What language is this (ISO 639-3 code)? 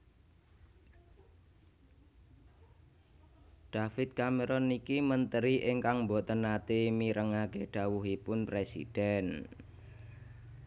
jav